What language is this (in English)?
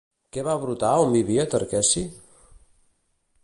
Catalan